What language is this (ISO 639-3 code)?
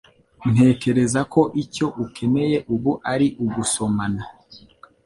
kin